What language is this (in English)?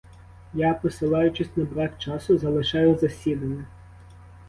Ukrainian